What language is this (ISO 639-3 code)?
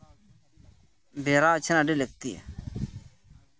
sat